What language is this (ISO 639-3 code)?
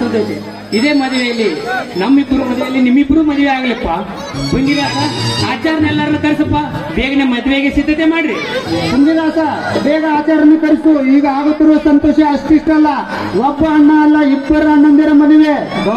kan